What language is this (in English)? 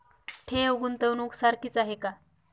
Marathi